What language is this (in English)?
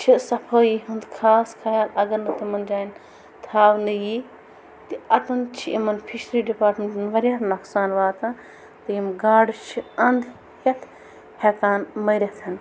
Kashmiri